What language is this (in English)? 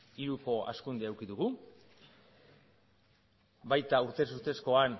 Basque